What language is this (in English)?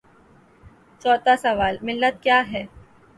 Urdu